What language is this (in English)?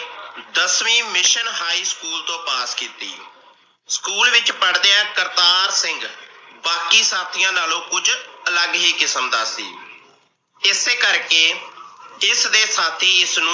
Punjabi